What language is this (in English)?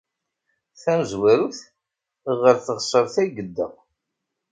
Kabyle